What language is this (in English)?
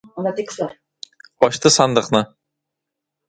Tatar